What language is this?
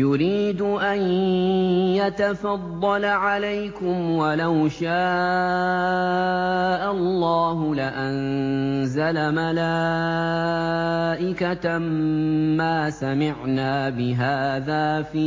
Arabic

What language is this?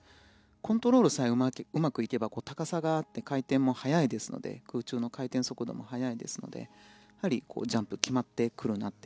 Japanese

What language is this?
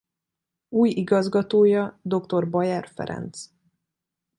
Hungarian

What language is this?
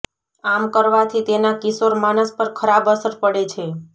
Gujarati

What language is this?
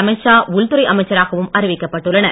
Tamil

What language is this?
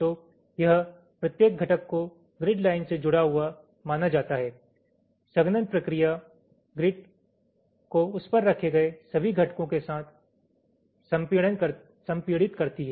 Hindi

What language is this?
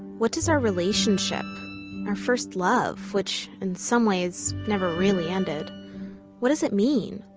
English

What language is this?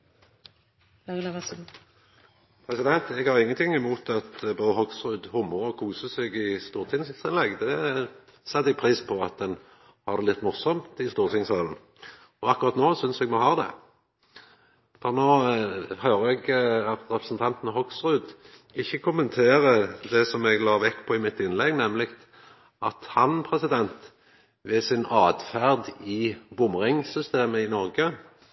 Norwegian Nynorsk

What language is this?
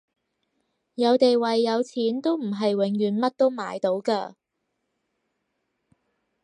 Cantonese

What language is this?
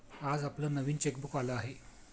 Marathi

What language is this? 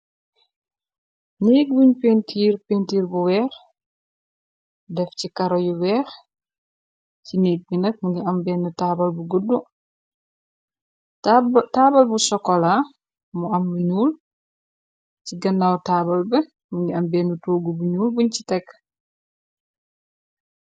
Wolof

